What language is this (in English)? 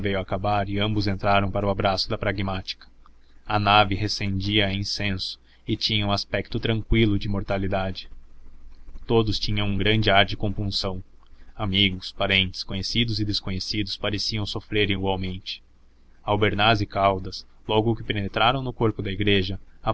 Portuguese